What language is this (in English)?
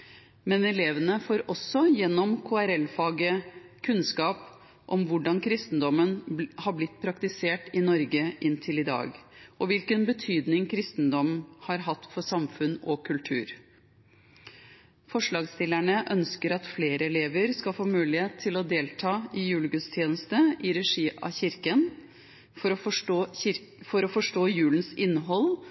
Norwegian Bokmål